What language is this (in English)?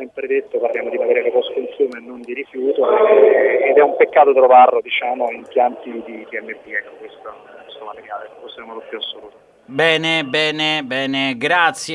Italian